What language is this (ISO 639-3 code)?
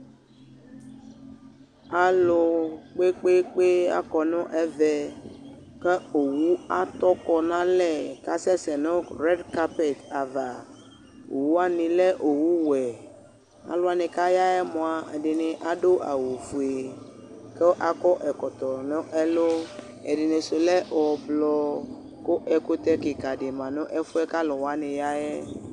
kpo